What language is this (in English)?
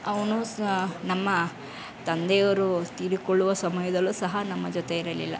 Kannada